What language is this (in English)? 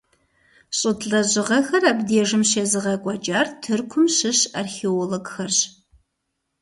Kabardian